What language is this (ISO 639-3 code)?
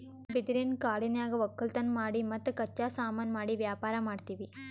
kan